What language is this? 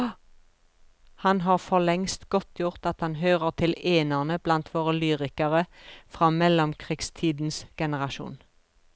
Norwegian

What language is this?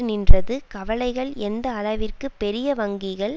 Tamil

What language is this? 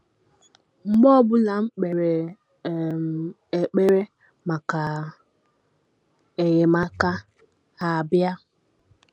Igbo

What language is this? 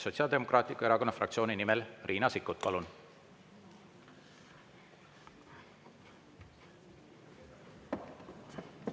Estonian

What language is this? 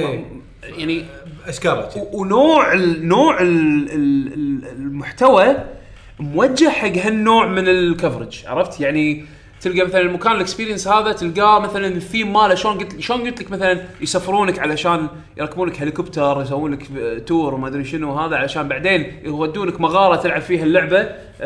Arabic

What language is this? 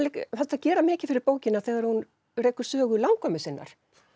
Icelandic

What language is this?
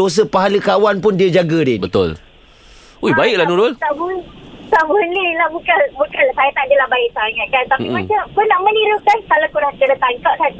Malay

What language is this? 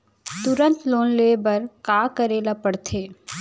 Chhattisgarhi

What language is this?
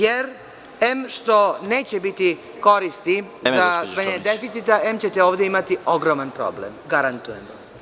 Serbian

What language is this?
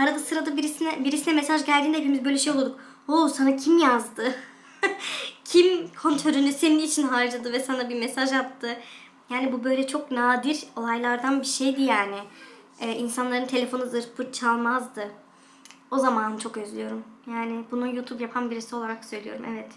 Turkish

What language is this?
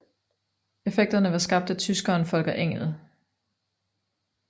Danish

